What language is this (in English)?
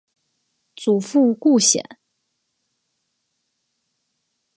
Chinese